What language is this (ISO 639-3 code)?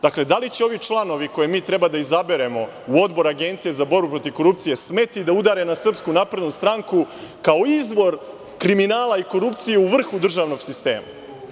srp